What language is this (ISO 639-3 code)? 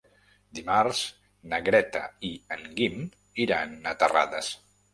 cat